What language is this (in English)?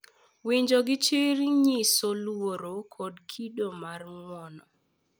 Luo (Kenya and Tanzania)